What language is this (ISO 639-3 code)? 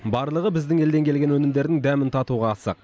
kaz